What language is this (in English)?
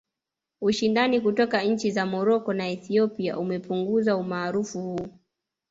Swahili